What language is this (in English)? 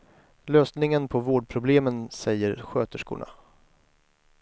Swedish